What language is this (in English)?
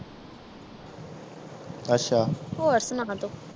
Punjabi